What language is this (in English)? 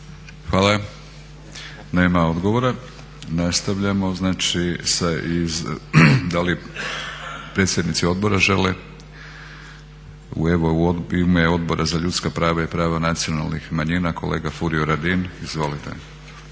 Croatian